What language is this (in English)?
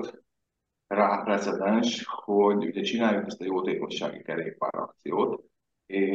Hungarian